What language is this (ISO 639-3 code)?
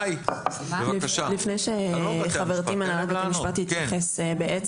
heb